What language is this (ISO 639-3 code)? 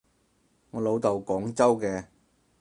yue